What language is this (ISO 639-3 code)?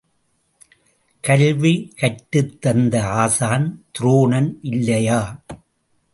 tam